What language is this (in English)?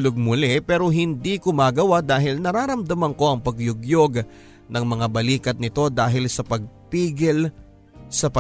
Filipino